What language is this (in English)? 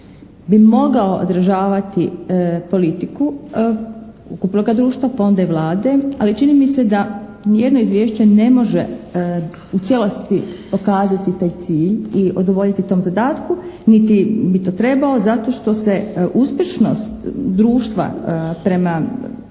Croatian